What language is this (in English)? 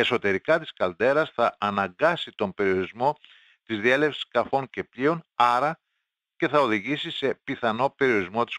Greek